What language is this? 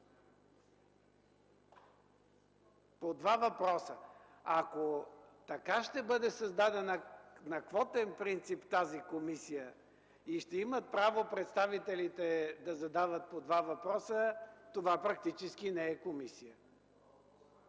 Bulgarian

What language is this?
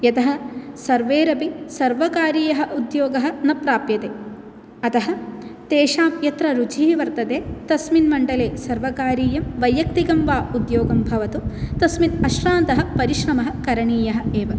Sanskrit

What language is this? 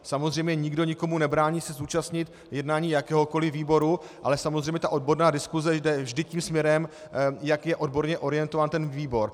Czech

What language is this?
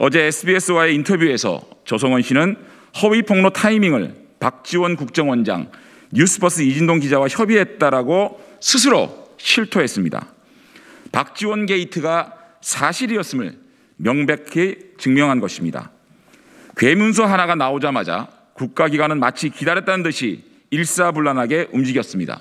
Korean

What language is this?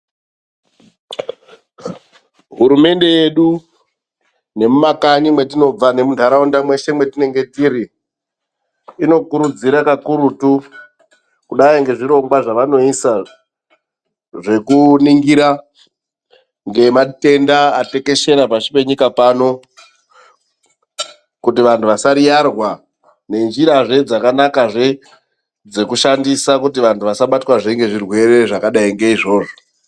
Ndau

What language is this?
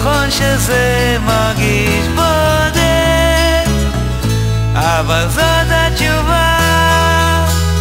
Hebrew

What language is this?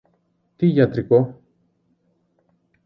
Greek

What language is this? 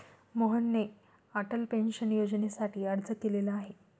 Marathi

